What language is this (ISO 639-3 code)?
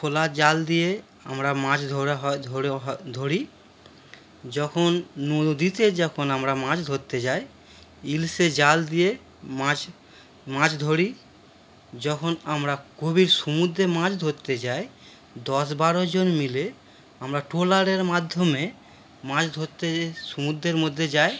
ben